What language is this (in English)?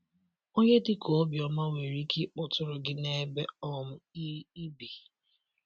Igbo